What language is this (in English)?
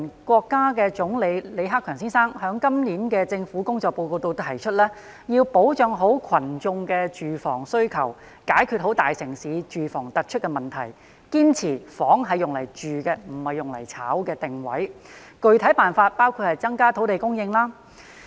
Cantonese